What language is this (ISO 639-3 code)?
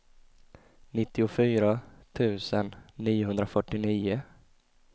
swe